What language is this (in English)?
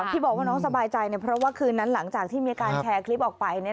Thai